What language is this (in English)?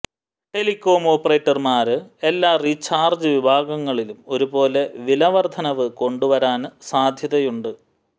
Malayalam